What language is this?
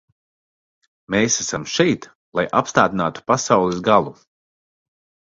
Latvian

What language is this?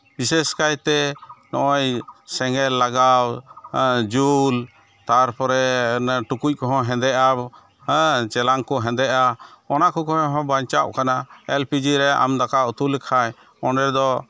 Santali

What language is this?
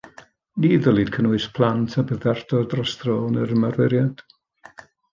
Welsh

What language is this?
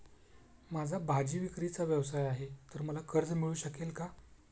Marathi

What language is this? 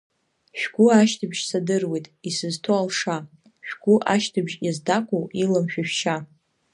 Abkhazian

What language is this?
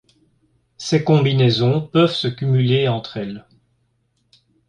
French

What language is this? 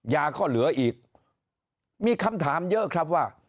Thai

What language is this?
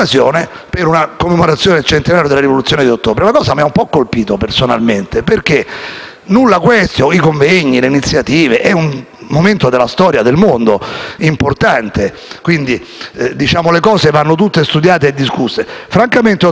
Italian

